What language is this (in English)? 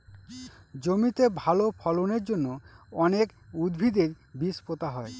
Bangla